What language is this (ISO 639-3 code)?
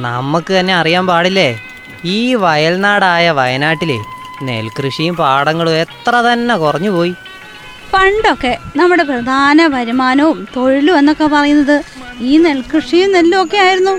mal